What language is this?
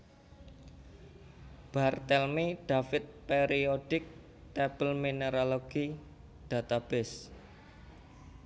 Javanese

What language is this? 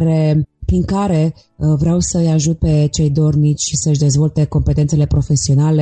Romanian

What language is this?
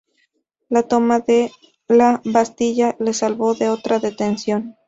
Spanish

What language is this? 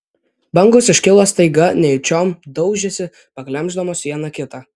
Lithuanian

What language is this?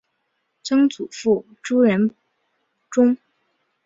Chinese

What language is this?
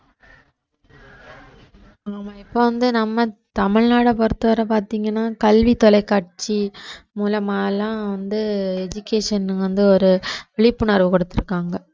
Tamil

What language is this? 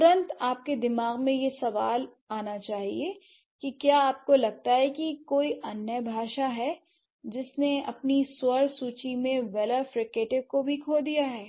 Hindi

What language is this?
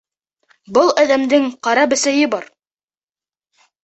Bashkir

